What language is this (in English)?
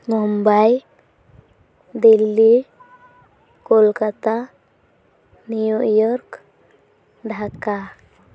Santali